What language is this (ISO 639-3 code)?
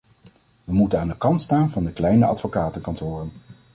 nld